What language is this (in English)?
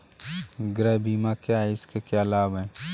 Hindi